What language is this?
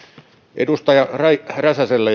Finnish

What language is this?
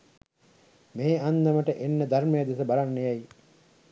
Sinhala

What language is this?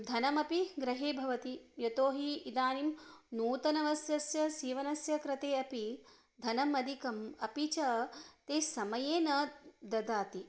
Sanskrit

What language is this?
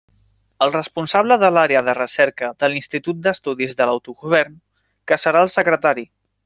Catalan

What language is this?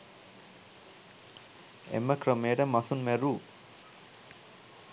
Sinhala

